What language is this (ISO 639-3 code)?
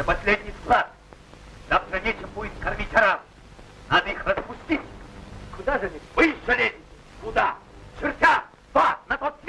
rus